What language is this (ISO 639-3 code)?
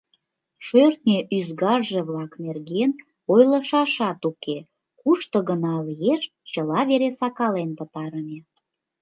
chm